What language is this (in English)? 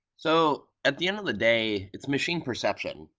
English